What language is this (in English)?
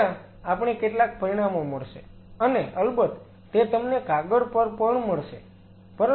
Gujarati